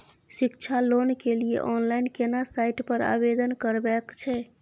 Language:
Maithili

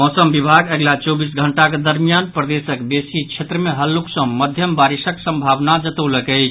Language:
Maithili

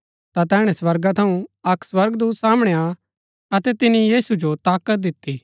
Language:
Gaddi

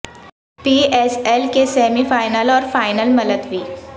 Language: Urdu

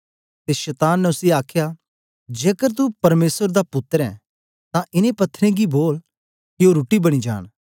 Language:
Dogri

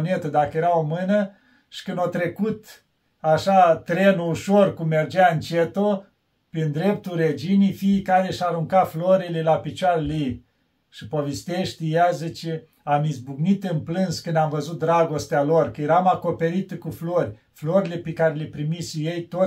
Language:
Romanian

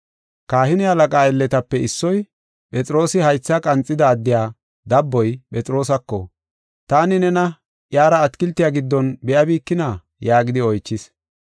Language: Gofa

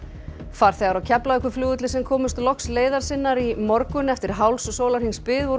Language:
Icelandic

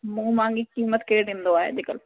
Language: Sindhi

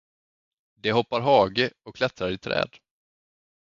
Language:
Swedish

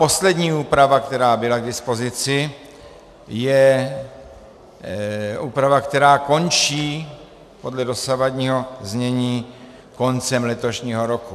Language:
Czech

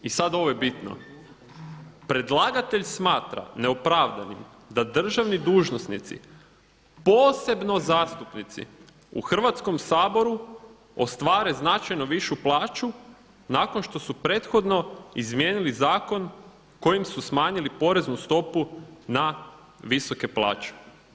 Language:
Croatian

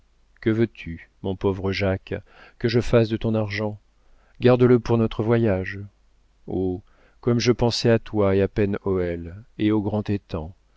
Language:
French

